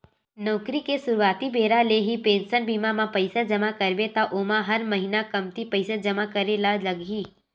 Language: Chhattisgarhi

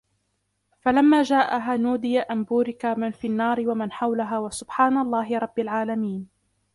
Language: Arabic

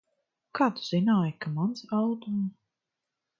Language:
Latvian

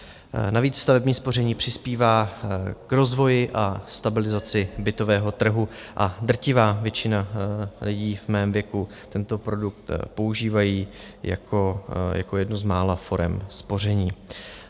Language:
Czech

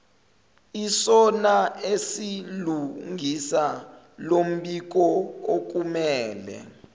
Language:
Zulu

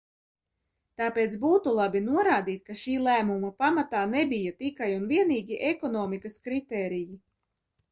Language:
Latvian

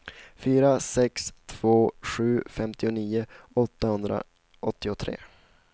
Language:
Swedish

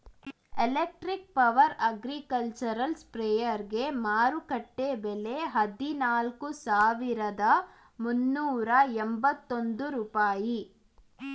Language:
Kannada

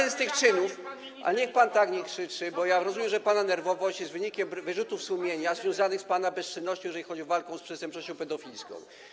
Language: Polish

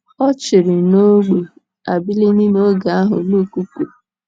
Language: Igbo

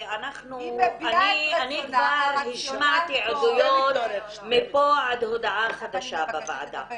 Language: Hebrew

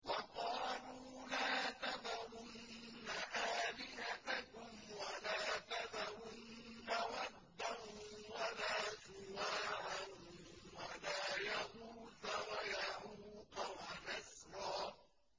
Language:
Arabic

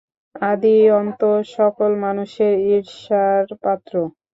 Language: Bangla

